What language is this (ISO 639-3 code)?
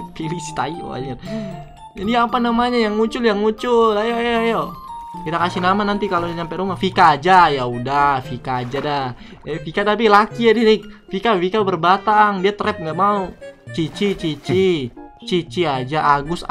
ind